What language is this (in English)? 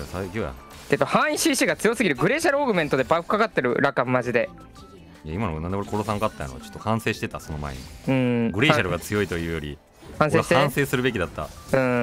Japanese